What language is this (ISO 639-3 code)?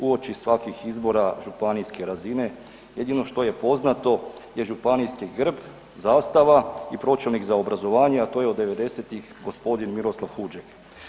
hrv